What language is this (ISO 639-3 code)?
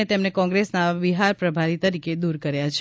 guj